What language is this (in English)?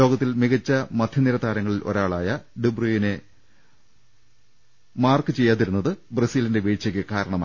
Malayalam